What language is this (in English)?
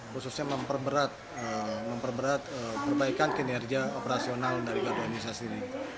Indonesian